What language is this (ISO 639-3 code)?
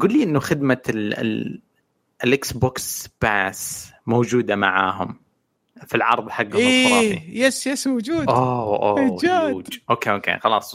ara